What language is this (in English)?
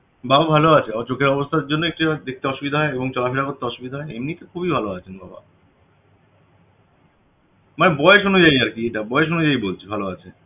Bangla